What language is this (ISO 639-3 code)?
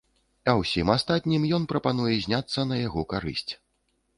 bel